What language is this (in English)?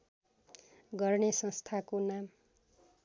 Nepali